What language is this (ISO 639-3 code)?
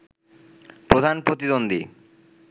ben